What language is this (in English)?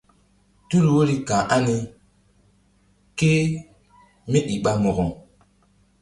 Mbum